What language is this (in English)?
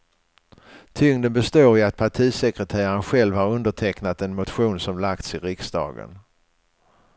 Swedish